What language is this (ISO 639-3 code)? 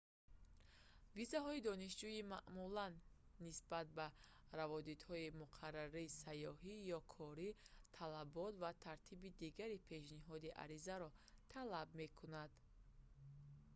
tgk